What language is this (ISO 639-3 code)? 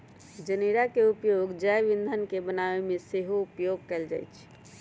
mag